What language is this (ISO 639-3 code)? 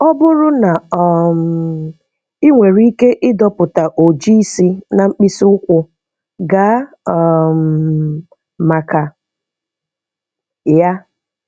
ibo